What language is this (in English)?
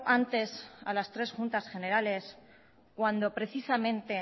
Spanish